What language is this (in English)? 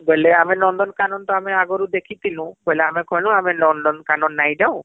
Odia